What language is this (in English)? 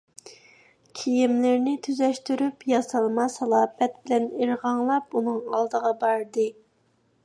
Uyghur